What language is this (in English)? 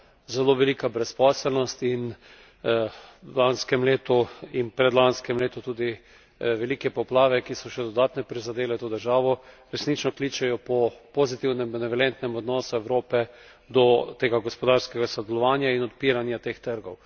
Slovenian